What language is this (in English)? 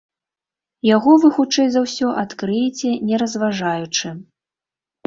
Belarusian